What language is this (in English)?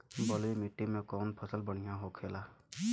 Bhojpuri